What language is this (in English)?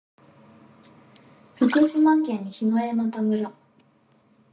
Japanese